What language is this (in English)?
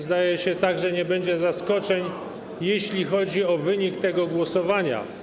Polish